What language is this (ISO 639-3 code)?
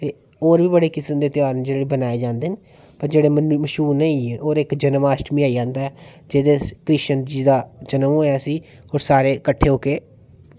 doi